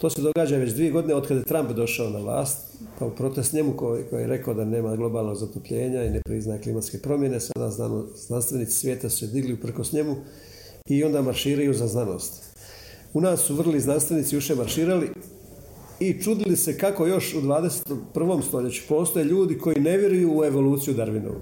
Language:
Croatian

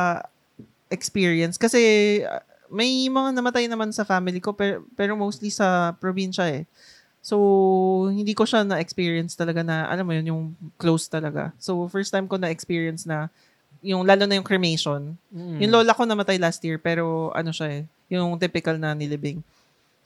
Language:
Filipino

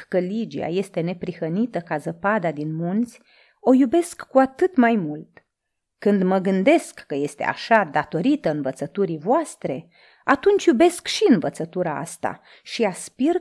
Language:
Romanian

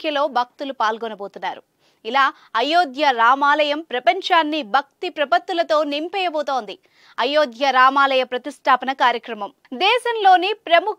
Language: Telugu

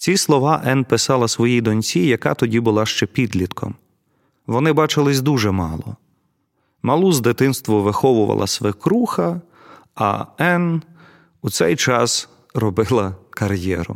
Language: Ukrainian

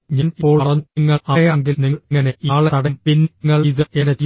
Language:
Malayalam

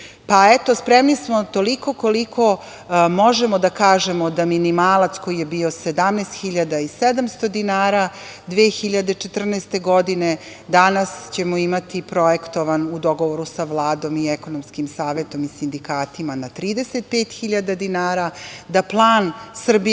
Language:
Serbian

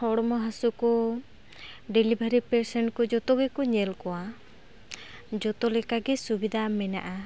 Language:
Santali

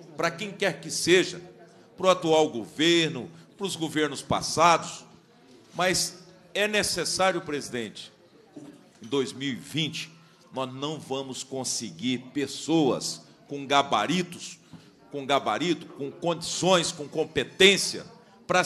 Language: Portuguese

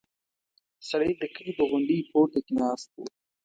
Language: Pashto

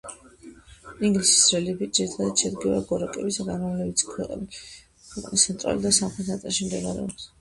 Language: Georgian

